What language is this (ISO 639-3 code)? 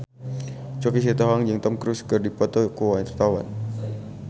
sun